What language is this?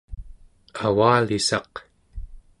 Central Yupik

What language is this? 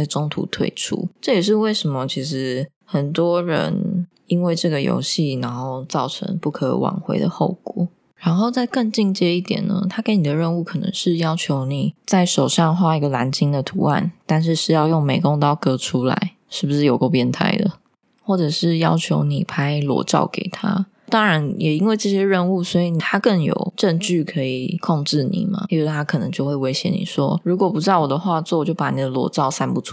Chinese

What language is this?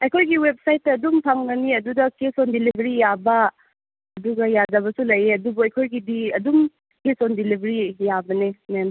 Manipuri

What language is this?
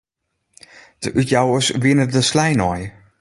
Western Frisian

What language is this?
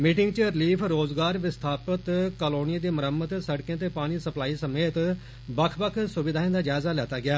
Dogri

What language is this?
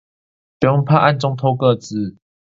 Chinese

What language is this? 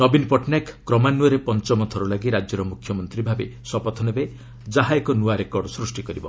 Odia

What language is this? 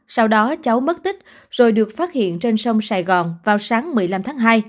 Vietnamese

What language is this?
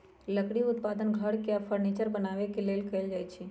Magahi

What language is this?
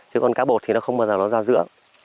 Vietnamese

